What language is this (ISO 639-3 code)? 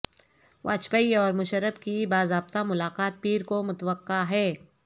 urd